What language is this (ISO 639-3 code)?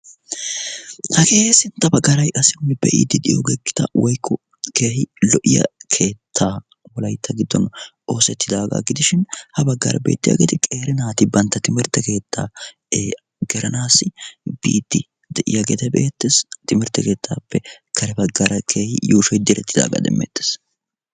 wal